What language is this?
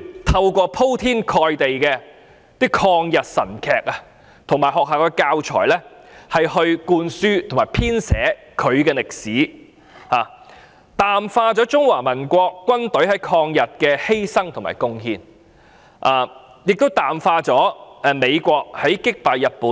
Cantonese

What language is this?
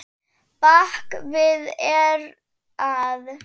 Icelandic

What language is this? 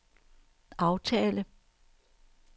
Danish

